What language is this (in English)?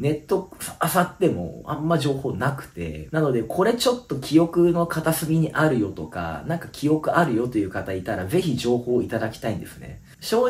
Japanese